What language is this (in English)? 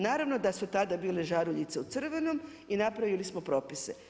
Croatian